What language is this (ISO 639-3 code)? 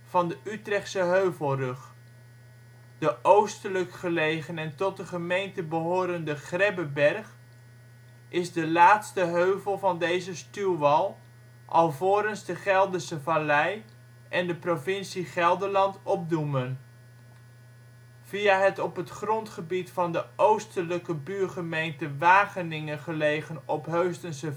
nld